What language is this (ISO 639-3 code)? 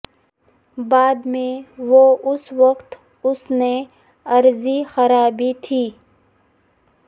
urd